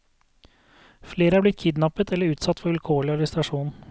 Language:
Norwegian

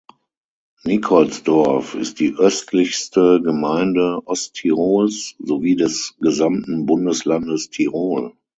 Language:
German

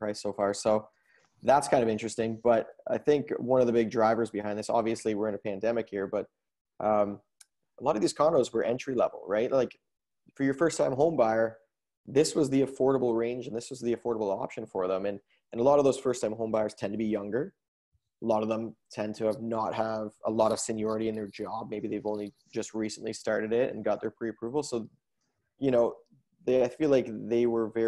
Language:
English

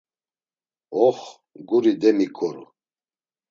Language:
Laz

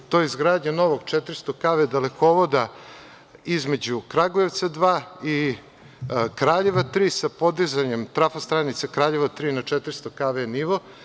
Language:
Serbian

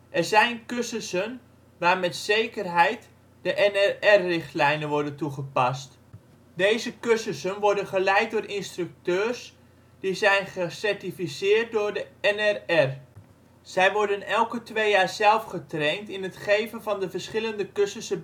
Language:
Dutch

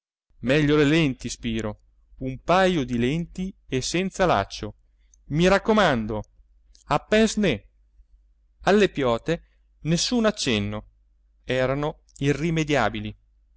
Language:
Italian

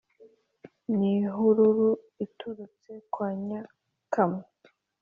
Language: Kinyarwanda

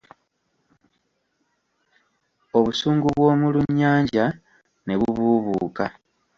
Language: Ganda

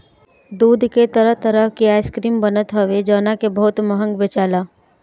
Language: Bhojpuri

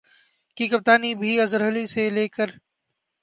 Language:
Urdu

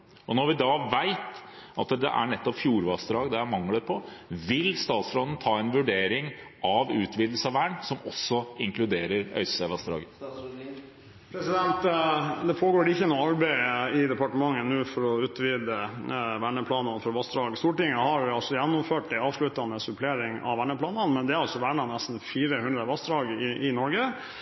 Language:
Norwegian Bokmål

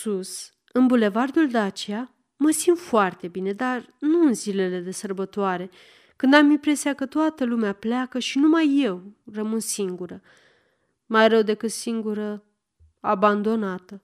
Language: Romanian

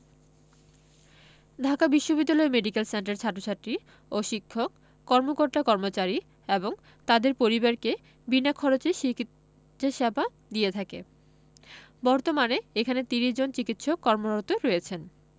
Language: Bangla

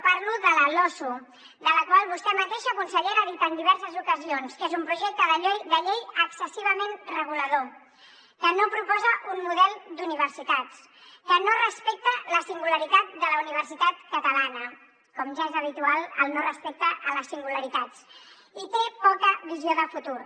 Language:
Catalan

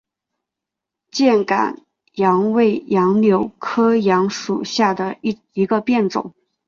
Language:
Chinese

